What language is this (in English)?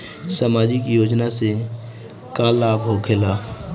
Bhojpuri